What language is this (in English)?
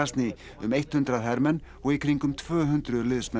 Icelandic